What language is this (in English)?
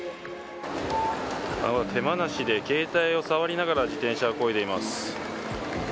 Japanese